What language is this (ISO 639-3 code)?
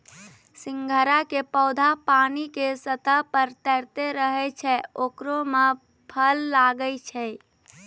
mai